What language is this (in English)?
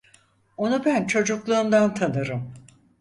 Turkish